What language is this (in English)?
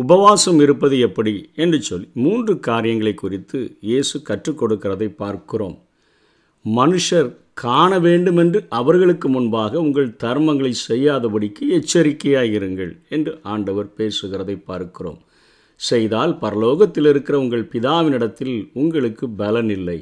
Tamil